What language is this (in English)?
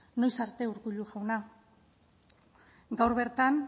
Basque